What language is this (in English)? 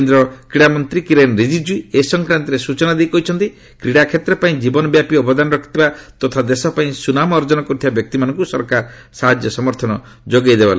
Odia